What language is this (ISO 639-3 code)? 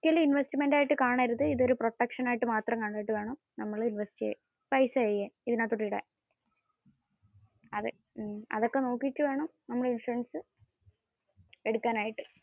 mal